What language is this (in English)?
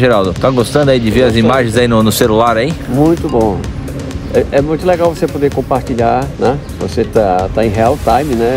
Portuguese